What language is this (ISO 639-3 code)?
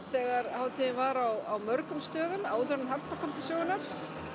isl